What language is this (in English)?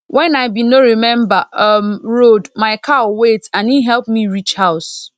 Nigerian Pidgin